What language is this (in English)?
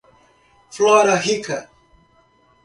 Portuguese